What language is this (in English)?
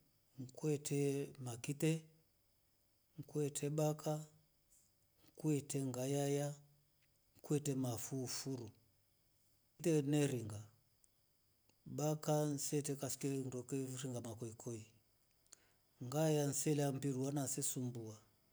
Rombo